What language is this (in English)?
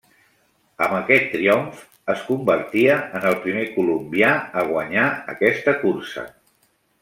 Catalan